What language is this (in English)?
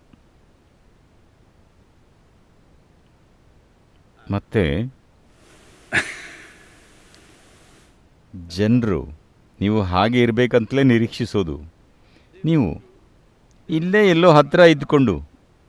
English